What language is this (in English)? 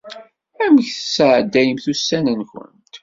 Kabyle